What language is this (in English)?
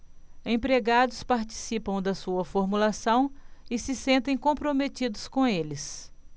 Portuguese